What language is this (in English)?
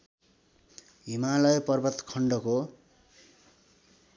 Nepali